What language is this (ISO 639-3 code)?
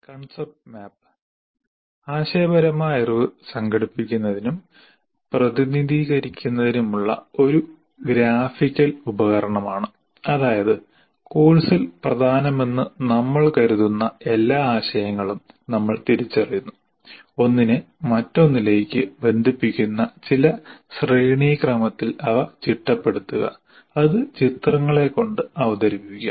mal